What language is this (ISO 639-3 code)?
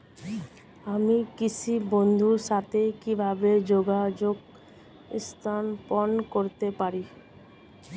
ben